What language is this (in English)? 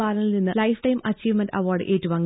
Malayalam